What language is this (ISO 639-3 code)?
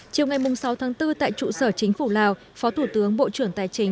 vie